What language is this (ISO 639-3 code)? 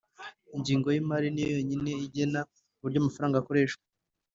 kin